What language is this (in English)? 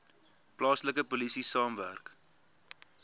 Afrikaans